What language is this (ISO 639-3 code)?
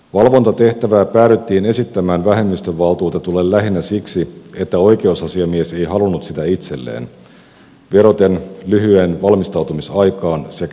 fin